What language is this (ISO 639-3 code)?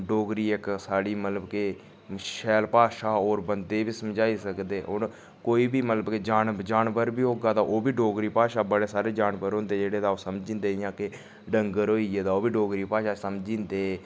doi